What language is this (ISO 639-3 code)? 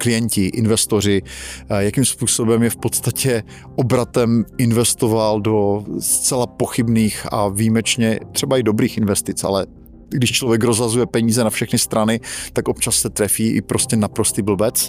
ces